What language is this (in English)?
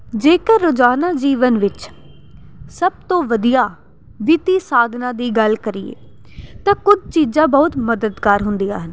Punjabi